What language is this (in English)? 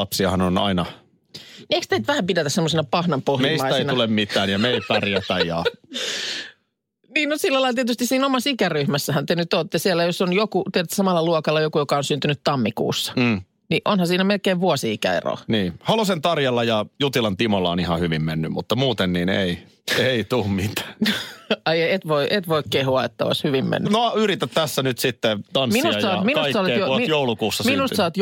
Finnish